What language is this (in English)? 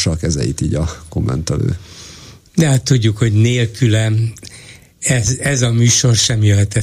Hungarian